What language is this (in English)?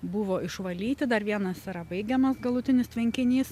Lithuanian